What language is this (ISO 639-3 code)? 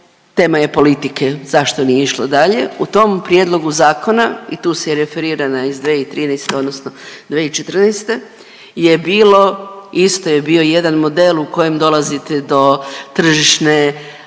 hrv